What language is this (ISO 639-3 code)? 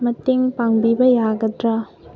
mni